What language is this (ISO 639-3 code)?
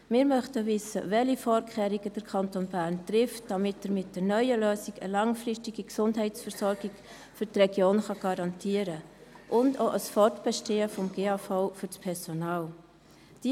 gsw